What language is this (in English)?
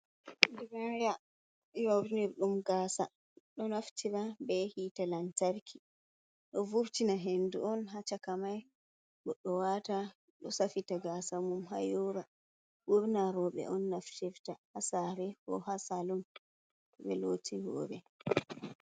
Fula